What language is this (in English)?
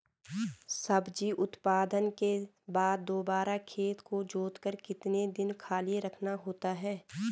Hindi